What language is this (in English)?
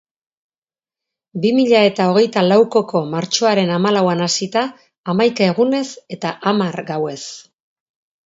Basque